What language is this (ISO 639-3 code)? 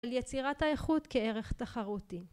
heb